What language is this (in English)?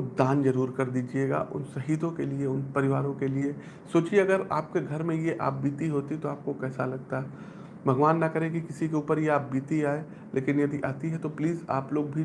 Hindi